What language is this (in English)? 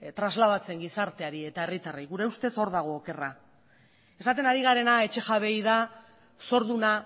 Basque